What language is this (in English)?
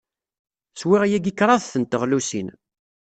Kabyle